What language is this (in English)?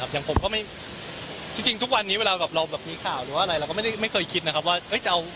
Thai